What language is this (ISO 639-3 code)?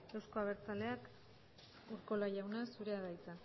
eus